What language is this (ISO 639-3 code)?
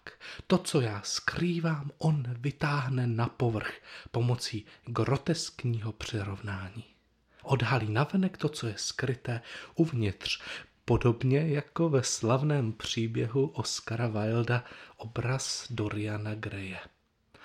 ces